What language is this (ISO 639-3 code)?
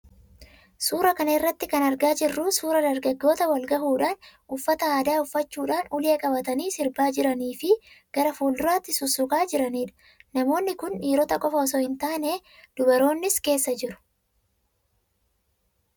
orm